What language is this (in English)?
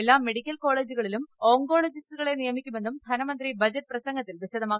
Malayalam